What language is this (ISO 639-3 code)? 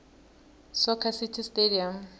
nbl